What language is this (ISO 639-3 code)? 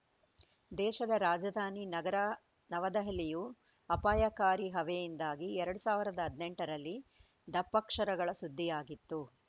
kan